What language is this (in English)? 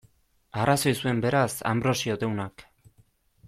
Basque